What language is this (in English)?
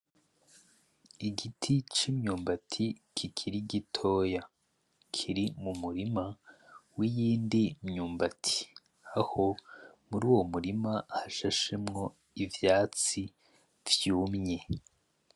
Rundi